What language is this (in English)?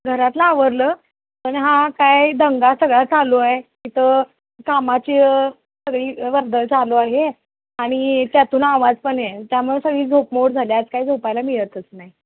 Marathi